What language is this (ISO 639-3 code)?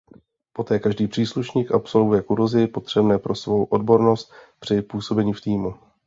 ces